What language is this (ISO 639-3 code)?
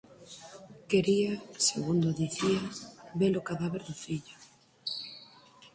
glg